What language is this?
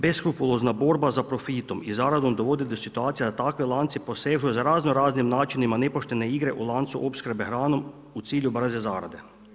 Croatian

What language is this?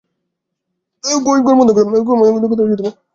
Bangla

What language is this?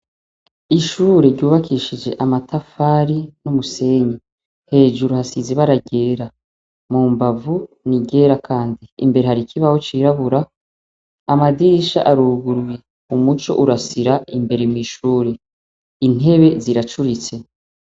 Rundi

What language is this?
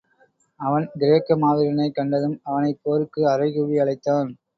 Tamil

